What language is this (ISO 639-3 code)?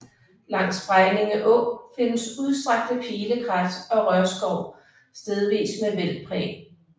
dan